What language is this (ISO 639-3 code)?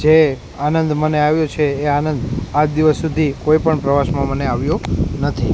guj